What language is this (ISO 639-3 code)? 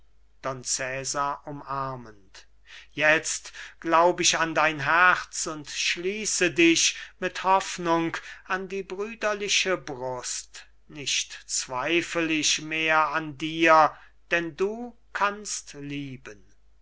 deu